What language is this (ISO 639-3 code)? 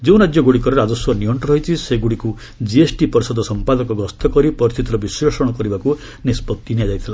ori